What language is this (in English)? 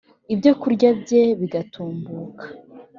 Kinyarwanda